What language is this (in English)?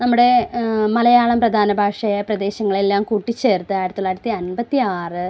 Malayalam